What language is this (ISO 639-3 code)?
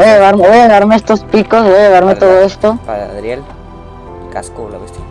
spa